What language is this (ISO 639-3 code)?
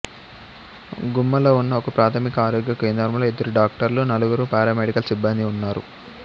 tel